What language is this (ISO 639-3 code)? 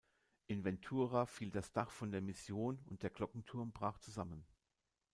deu